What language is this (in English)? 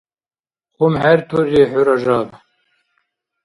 Dargwa